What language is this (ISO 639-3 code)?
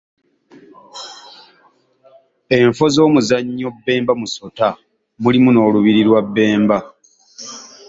lug